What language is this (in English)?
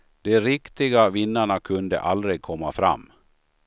Swedish